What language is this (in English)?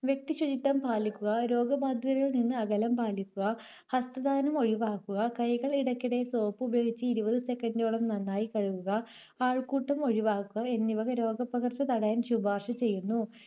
Malayalam